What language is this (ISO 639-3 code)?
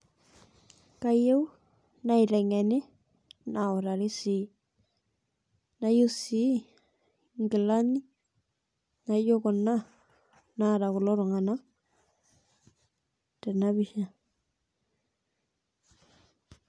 mas